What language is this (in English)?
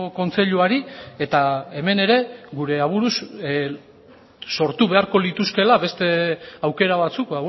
Basque